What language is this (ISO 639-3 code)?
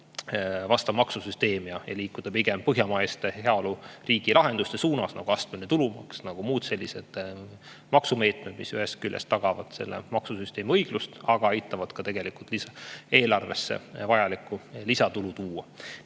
est